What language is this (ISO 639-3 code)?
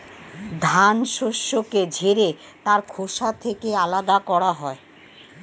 ben